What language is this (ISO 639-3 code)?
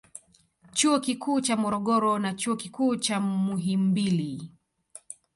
swa